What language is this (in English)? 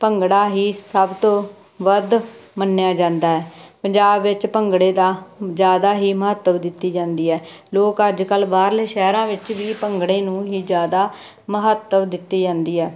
Punjabi